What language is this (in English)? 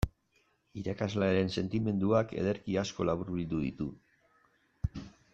Basque